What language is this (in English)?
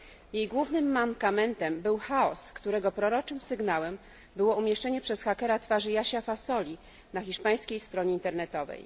Polish